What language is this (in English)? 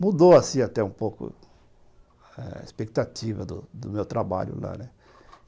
Portuguese